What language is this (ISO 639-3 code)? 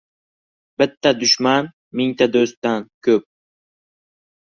uzb